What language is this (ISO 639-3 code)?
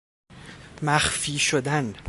fas